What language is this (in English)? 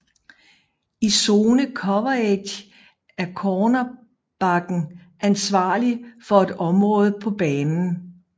Danish